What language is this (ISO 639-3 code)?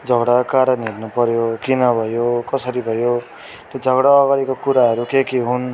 nep